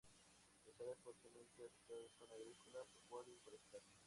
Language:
Spanish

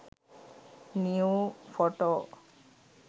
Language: Sinhala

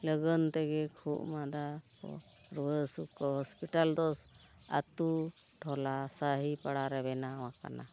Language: Santali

